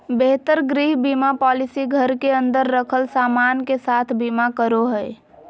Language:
Magahi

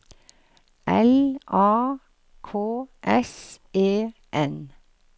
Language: Norwegian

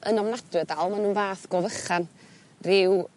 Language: Welsh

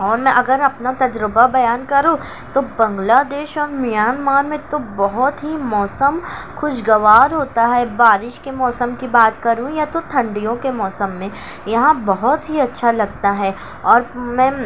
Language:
Urdu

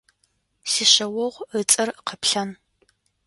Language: Adyghe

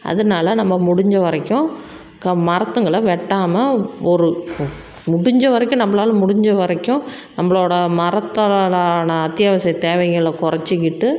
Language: Tamil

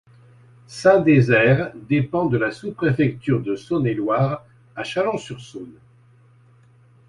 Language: French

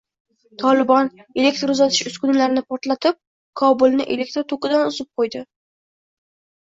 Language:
Uzbek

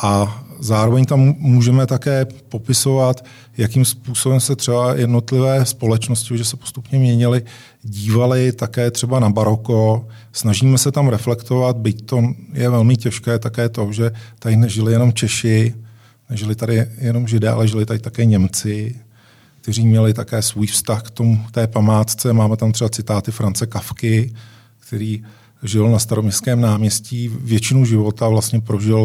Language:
Czech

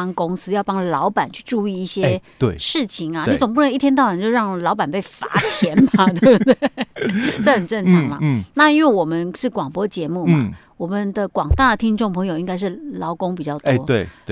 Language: Chinese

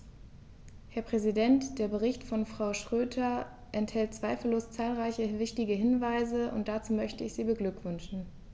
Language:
German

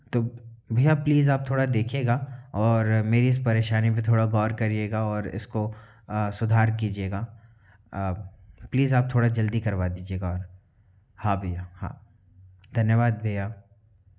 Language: Hindi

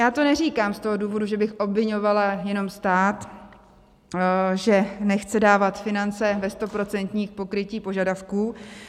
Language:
Czech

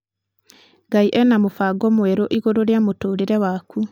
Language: Kikuyu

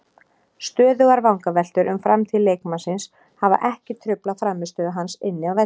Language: Icelandic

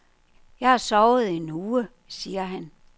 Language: Danish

